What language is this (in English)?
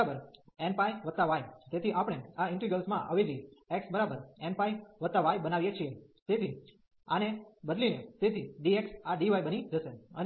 Gujarati